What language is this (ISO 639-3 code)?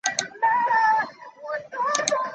zho